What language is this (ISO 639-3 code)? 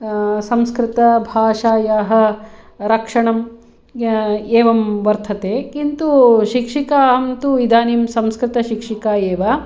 san